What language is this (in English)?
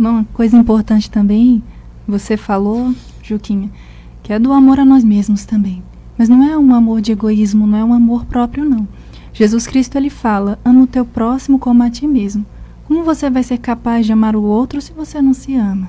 Portuguese